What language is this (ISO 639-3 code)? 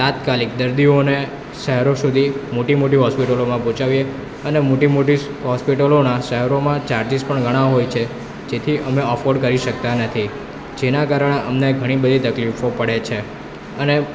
guj